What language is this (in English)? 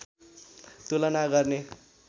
Nepali